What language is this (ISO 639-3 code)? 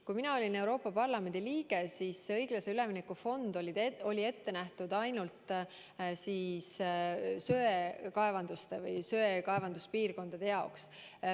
est